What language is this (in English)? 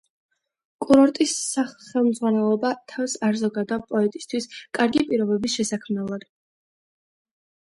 Georgian